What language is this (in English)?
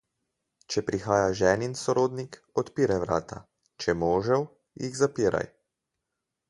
Slovenian